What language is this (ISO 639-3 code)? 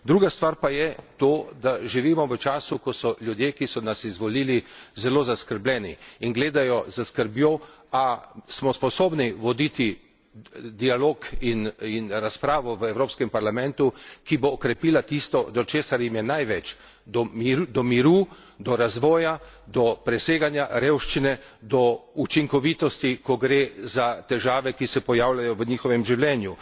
slv